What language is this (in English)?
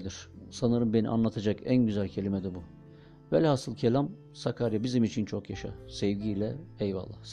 Turkish